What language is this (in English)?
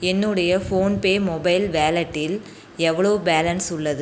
Tamil